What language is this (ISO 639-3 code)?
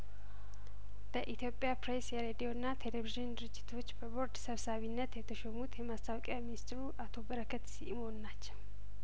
amh